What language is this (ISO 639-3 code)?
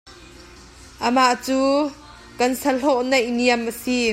cnh